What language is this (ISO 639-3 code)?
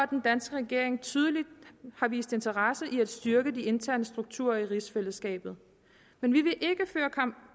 dan